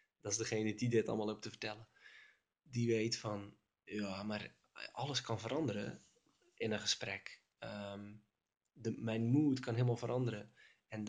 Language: Dutch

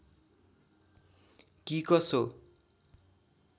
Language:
Nepali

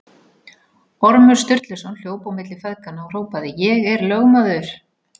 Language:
Icelandic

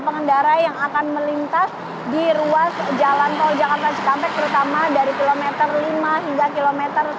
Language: Indonesian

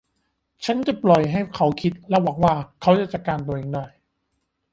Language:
Thai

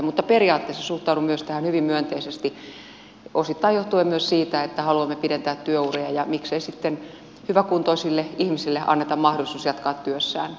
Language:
Finnish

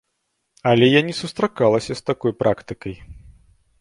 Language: Belarusian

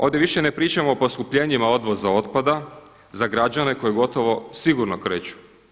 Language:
Croatian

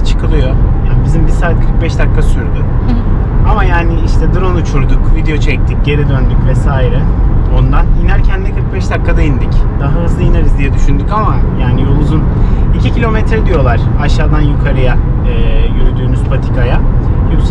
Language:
Turkish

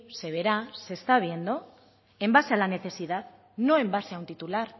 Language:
Spanish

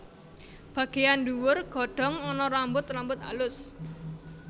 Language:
Javanese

